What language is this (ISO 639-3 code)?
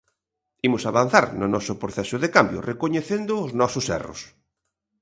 glg